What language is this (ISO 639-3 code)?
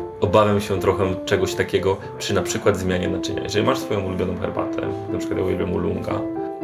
pol